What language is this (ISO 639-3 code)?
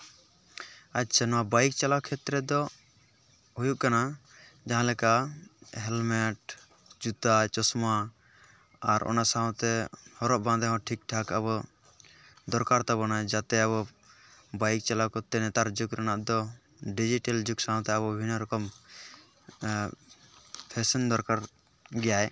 sat